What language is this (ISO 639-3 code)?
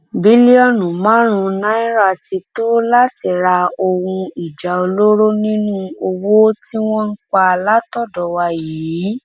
yor